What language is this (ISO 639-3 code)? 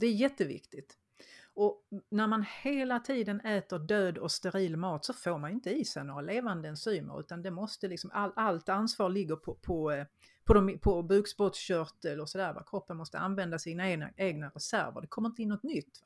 swe